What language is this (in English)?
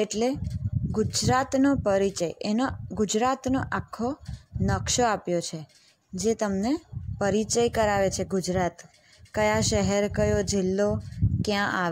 Hindi